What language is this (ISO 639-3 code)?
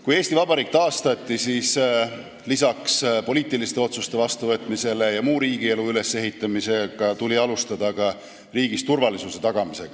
est